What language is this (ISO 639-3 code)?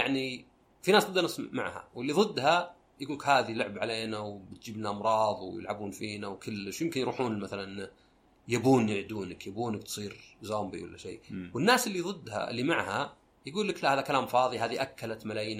ara